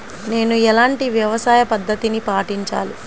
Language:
Telugu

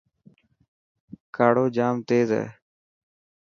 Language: Dhatki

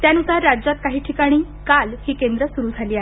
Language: Marathi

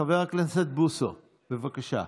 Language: Hebrew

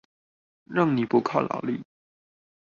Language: Chinese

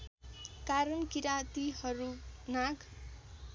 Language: Nepali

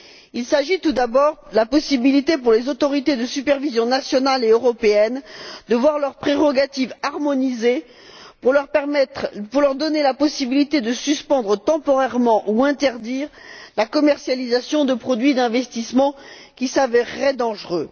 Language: French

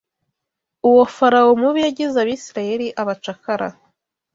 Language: Kinyarwanda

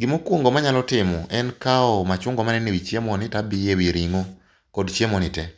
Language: Luo (Kenya and Tanzania)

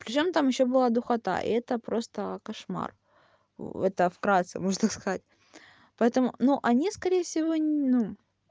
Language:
Russian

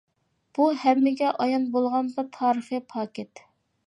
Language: Uyghur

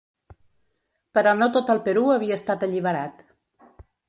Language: Catalan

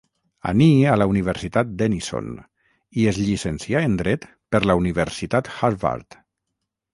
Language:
Catalan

